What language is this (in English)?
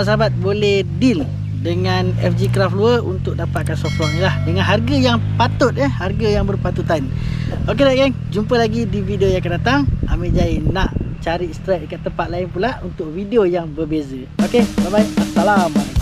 Malay